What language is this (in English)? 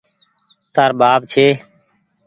Goaria